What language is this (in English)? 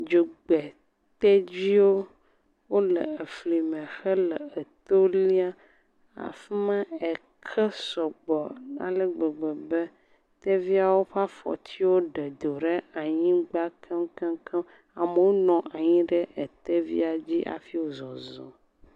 Ewe